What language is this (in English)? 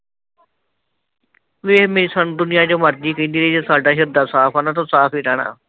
Punjabi